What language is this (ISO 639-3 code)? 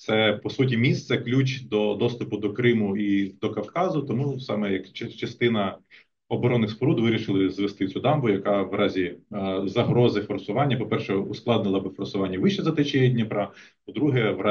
ukr